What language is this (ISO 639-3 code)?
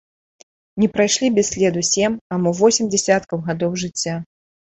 bel